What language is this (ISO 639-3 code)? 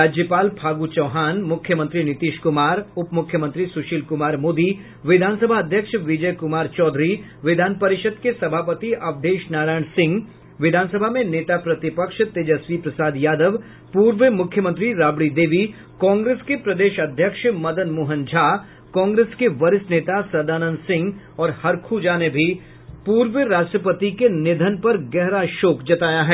hin